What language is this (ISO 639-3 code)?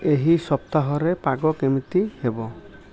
ori